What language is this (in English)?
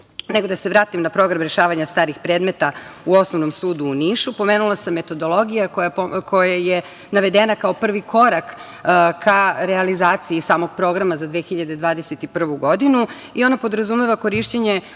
Serbian